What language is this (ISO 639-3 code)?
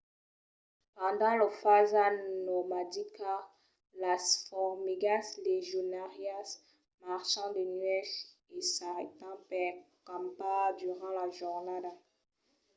oci